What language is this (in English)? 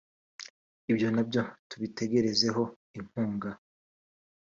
Kinyarwanda